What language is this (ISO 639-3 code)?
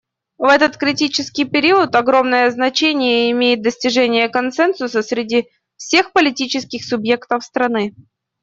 rus